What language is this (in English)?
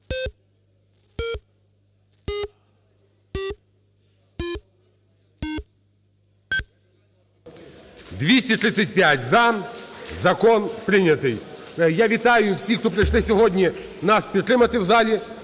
Ukrainian